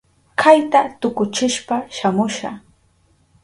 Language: Southern Pastaza Quechua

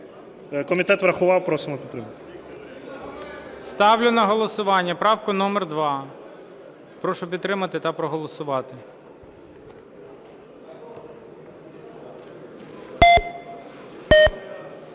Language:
Ukrainian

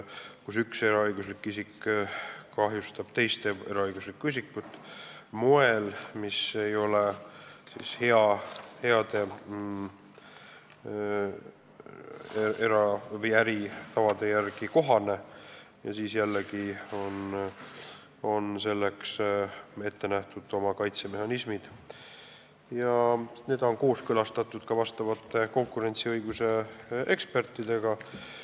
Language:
Estonian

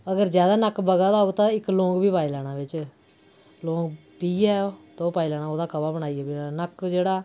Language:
Dogri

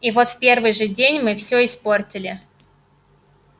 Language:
Russian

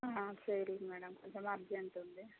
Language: Telugu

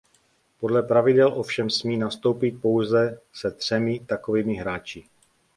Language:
Czech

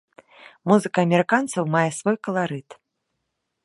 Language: Belarusian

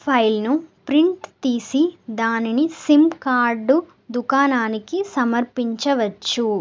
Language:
Telugu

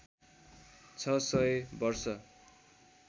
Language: Nepali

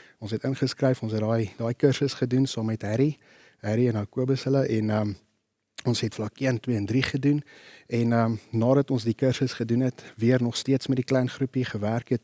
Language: Dutch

